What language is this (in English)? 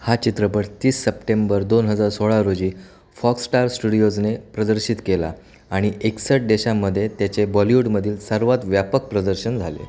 Marathi